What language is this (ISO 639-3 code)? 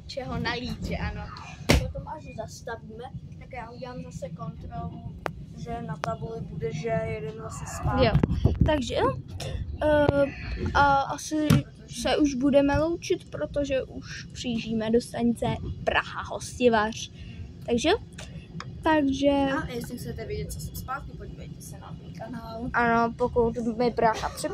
ces